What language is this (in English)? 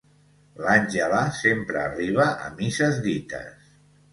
Catalan